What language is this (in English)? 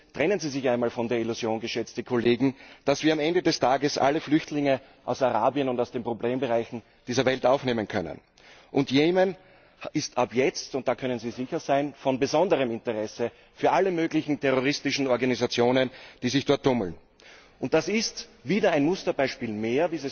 German